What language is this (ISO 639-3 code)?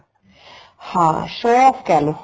pan